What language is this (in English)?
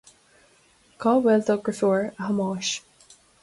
Irish